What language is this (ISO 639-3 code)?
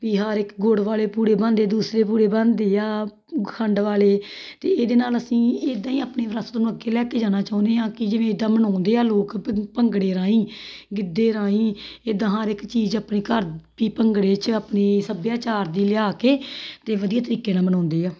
pan